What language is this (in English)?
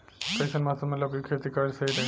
Bhojpuri